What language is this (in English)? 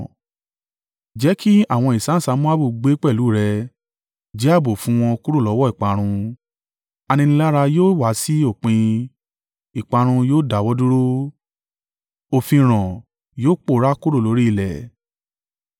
Yoruba